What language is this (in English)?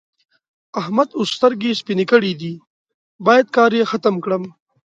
Pashto